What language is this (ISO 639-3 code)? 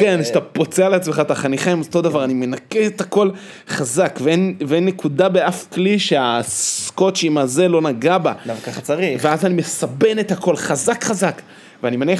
heb